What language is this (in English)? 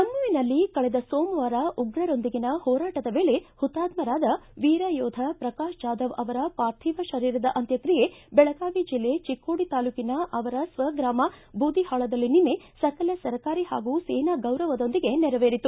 Kannada